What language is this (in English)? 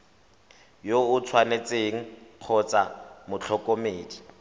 Tswana